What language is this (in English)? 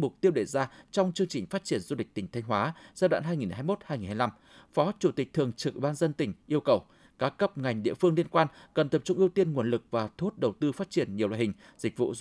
Vietnamese